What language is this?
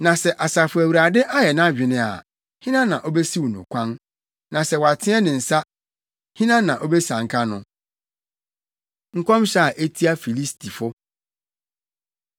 Akan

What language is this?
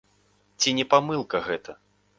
Belarusian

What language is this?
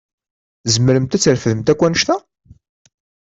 Kabyle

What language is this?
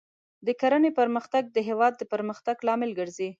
Pashto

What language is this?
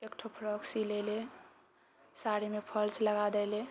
Maithili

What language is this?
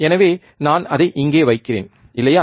Tamil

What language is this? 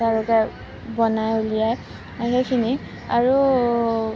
Assamese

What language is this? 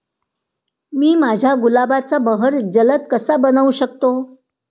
Marathi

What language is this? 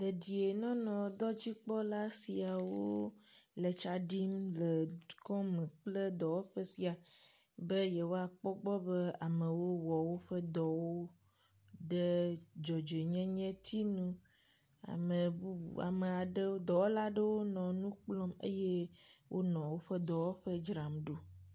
Ewe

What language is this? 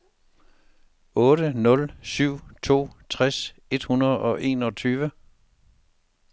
Danish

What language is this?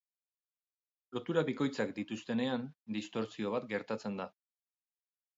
Basque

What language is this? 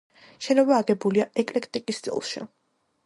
Georgian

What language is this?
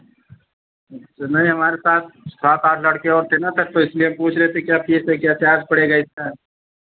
Hindi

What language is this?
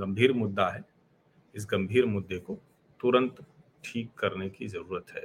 Hindi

